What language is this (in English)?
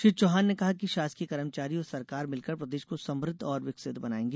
Hindi